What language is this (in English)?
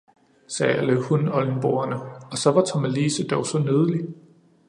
Danish